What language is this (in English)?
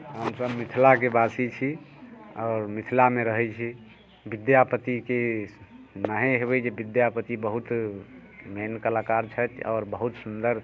Maithili